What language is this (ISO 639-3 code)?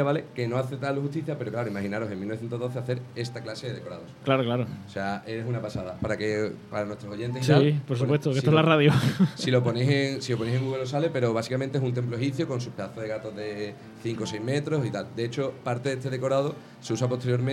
spa